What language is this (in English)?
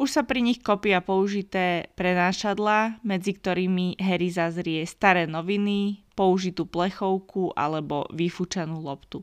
Slovak